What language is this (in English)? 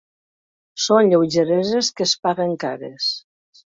Catalan